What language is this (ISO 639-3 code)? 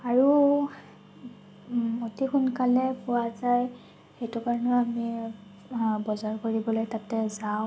asm